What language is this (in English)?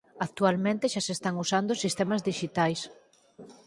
Galician